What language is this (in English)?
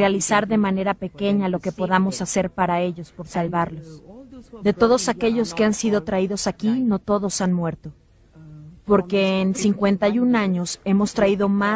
Spanish